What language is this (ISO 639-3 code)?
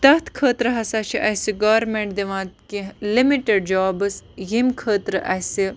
kas